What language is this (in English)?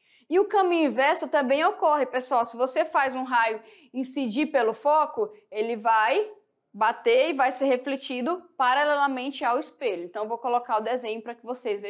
Portuguese